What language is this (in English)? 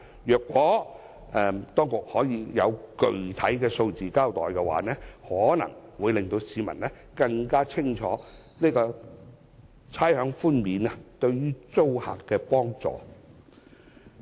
Cantonese